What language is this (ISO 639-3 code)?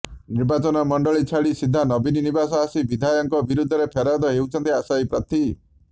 ori